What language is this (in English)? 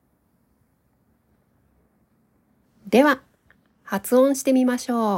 Japanese